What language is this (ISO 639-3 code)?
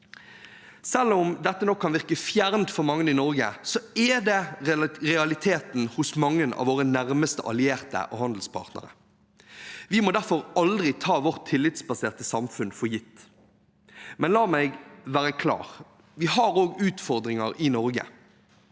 nor